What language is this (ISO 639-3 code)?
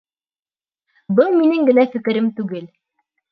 bak